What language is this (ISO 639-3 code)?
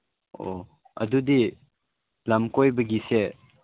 mni